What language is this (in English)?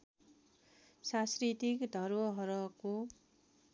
Nepali